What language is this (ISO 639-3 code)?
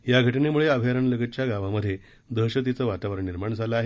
mar